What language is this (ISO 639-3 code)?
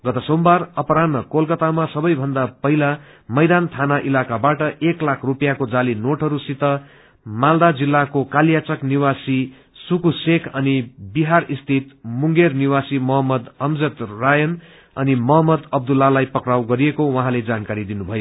nep